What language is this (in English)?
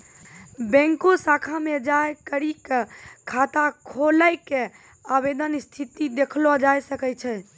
Maithili